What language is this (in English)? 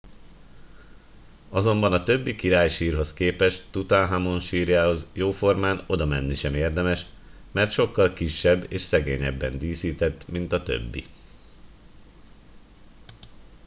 Hungarian